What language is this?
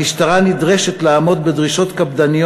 Hebrew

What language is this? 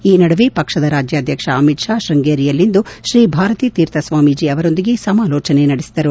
Kannada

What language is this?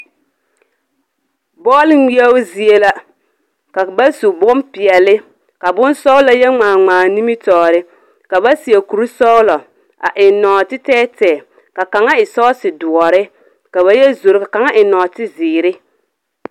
Southern Dagaare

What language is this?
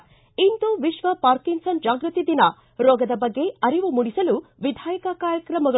Kannada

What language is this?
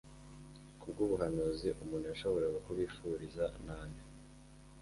Kinyarwanda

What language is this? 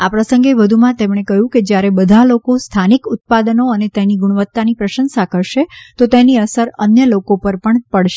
Gujarati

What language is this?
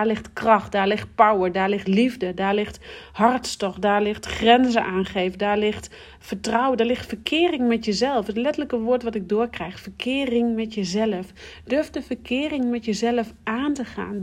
Dutch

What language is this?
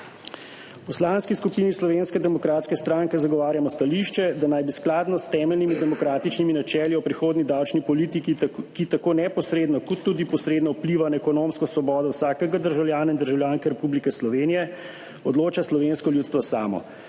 Slovenian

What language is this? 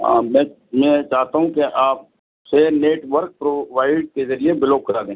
Urdu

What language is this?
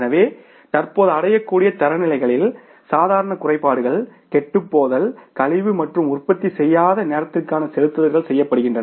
Tamil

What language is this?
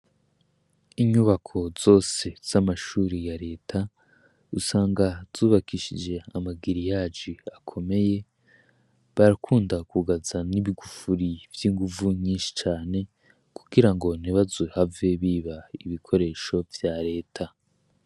Rundi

